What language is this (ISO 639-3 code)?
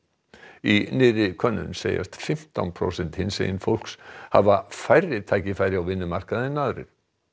isl